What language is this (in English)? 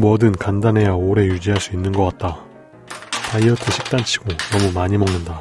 Korean